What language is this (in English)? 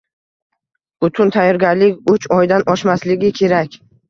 Uzbek